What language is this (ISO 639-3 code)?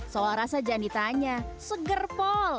ind